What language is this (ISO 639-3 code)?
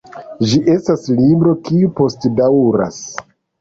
epo